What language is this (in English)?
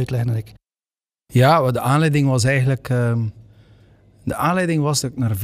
Dutch